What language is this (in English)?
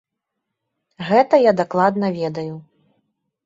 Belarusian